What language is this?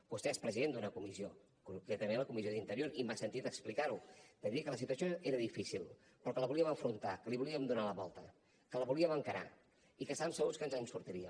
Catalan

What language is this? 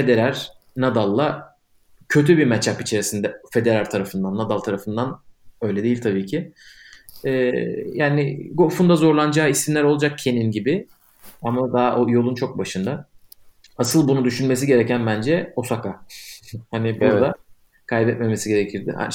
Turkish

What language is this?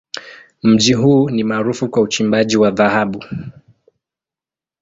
Swahili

